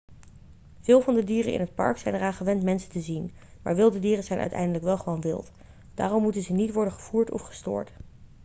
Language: Dutch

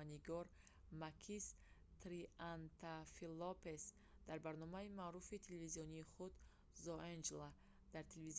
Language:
Tajik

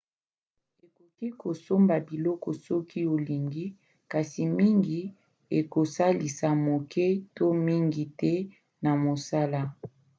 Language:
Lingala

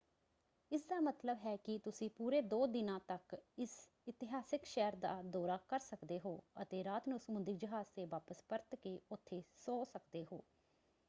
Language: Punjabi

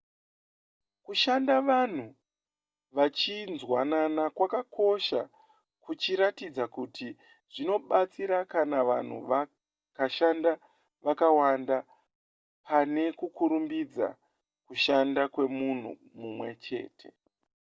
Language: Shona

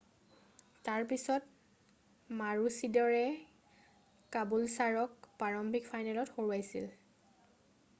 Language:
Assamese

